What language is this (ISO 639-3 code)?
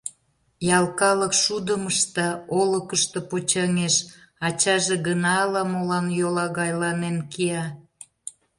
chm